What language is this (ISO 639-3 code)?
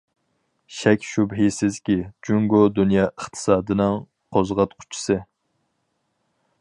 uig